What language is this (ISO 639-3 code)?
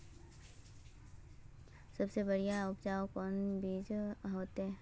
mag